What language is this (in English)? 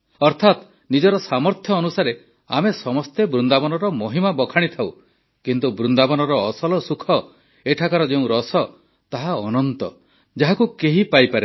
Odia